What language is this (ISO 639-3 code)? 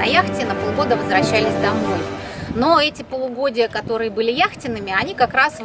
rus